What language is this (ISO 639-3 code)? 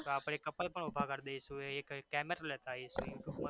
guj